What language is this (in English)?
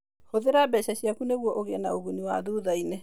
Kikuyu